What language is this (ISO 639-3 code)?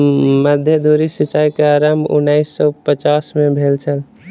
mai